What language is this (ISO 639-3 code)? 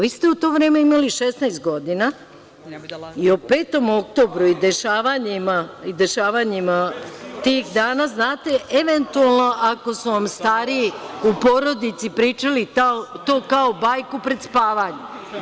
srp